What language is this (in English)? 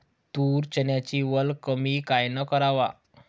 Marathi